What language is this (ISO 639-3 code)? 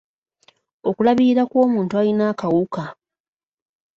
lug